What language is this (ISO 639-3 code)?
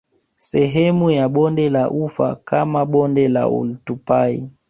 swa